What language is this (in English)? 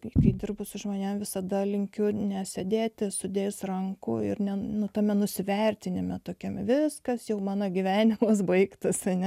Lithuanian